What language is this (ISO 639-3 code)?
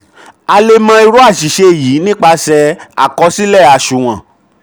yor